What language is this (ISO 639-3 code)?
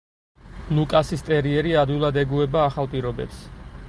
kat